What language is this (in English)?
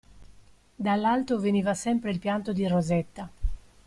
Italian